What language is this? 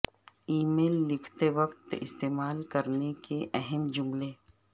Urdu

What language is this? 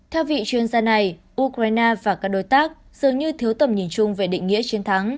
Vietnamese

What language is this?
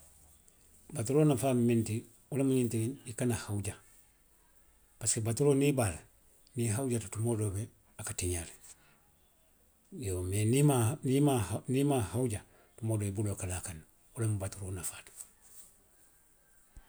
Western Maninkakan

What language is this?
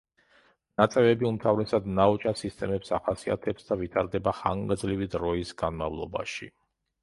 Georgian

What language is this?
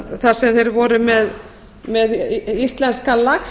Icelandic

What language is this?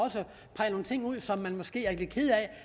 Danish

